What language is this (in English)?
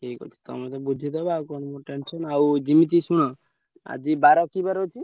Odia